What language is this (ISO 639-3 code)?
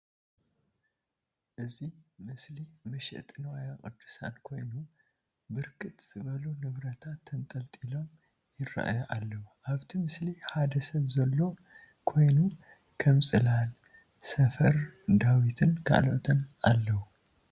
tir